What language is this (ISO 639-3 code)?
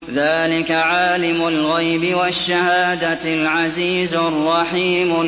ara